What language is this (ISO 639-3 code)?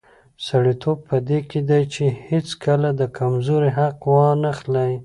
pus